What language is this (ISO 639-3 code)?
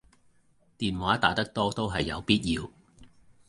yue